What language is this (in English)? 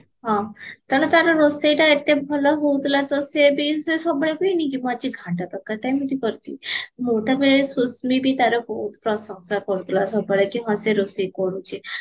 Odia